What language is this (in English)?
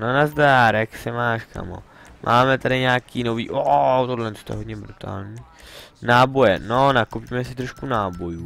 Czech